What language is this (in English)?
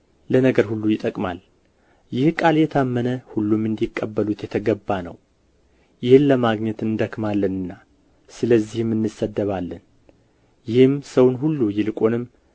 Amharic